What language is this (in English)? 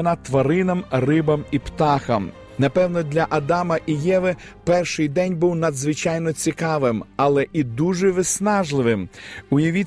Ukrainian